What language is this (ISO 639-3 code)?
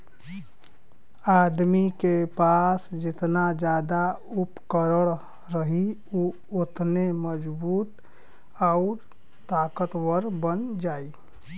bho